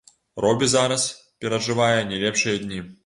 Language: Belarusian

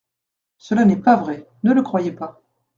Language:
French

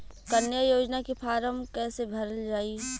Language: Bhojpuri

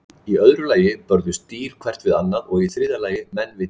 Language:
Icelandic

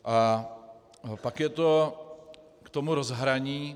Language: Czech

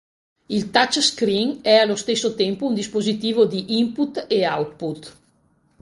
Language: Italian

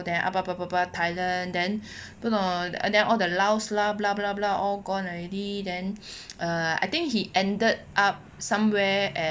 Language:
English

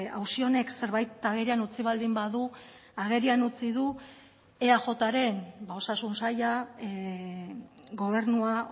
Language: Basque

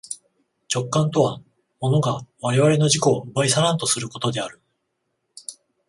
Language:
Japanese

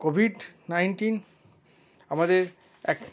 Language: Bangla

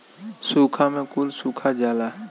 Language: Bhojpuri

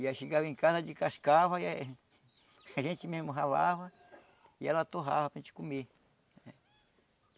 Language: Portuguese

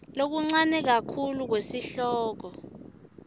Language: Swati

